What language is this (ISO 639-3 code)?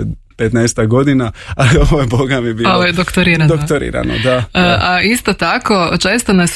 hrv